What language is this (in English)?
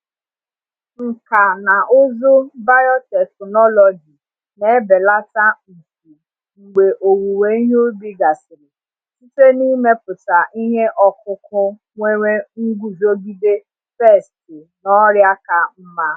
Igbo